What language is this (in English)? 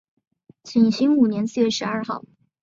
Chinese